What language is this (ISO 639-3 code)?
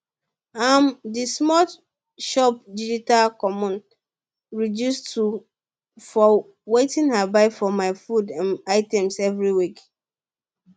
pcm